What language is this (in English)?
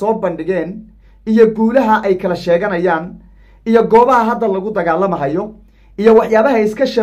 Arabic